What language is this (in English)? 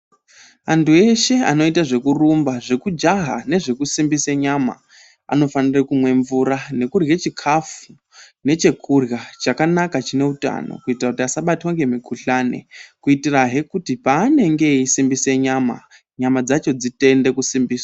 Ndau